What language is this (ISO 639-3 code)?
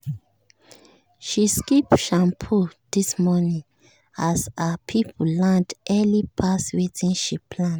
pcm